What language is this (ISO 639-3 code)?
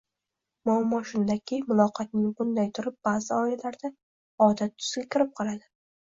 uzb